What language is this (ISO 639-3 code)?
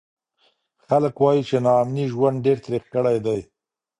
pus